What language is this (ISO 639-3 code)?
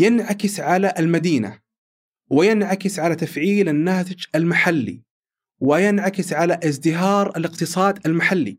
ara